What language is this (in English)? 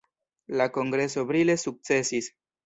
Esperanto